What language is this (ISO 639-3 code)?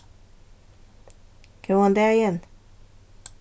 fao